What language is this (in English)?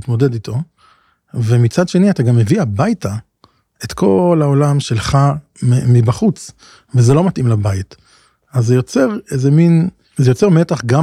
Hebrew